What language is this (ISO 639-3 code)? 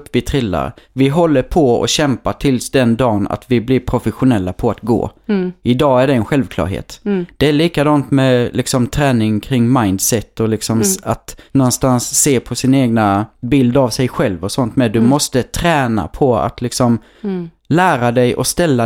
swe